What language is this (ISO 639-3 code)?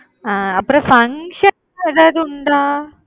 tam